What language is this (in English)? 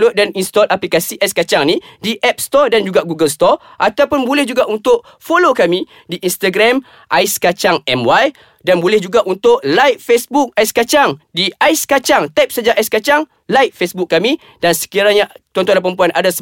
Malay